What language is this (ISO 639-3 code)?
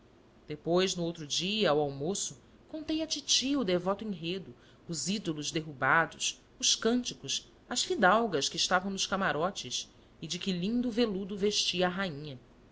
por